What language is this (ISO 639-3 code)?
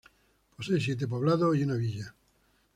spa